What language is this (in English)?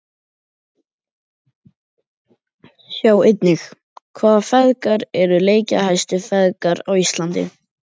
Icelandic